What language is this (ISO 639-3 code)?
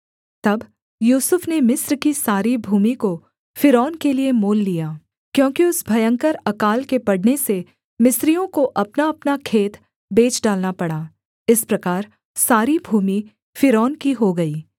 hin